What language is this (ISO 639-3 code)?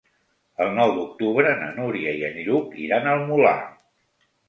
cat